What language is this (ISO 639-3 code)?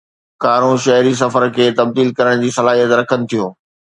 snd